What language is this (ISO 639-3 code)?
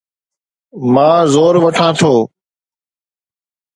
snd